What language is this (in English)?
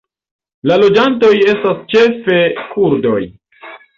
Esperanto